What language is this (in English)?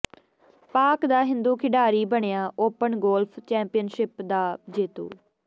Punjabi